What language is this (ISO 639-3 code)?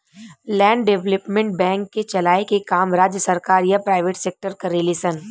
bho